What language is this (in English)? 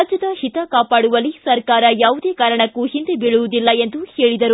Kannada